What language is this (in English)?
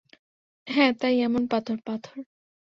Bangla